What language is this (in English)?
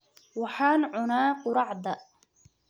Somali